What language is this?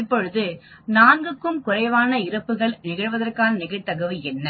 Tamil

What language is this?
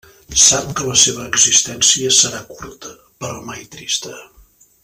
Catalan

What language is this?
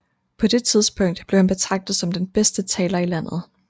Danish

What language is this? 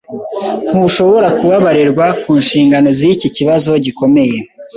Kinyarwanda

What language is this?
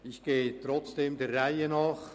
Swiss German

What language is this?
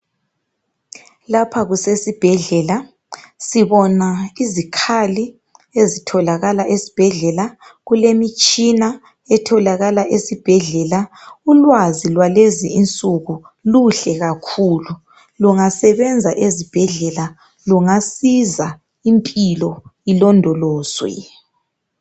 North Ndebele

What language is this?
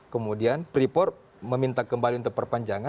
Indonesian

